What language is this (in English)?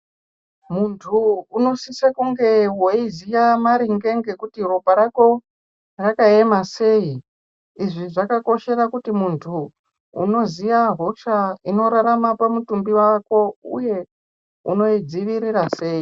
Ndau